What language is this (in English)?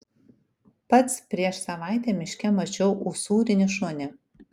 Lithuanian